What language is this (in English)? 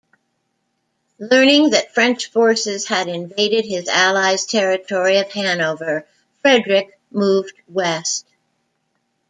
English